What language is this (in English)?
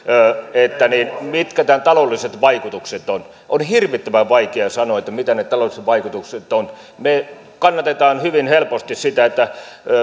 Finnish